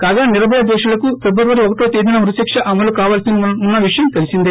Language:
Telugu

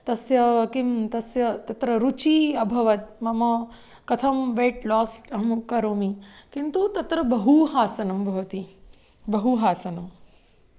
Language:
Sanskrit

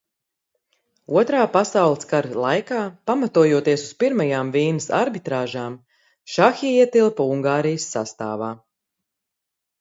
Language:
Latvian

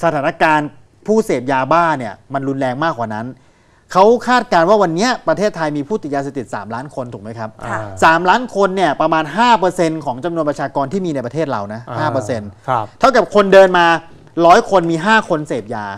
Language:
Thai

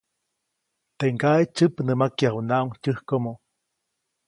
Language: Copainalá Zoque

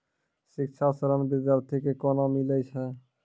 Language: Maithili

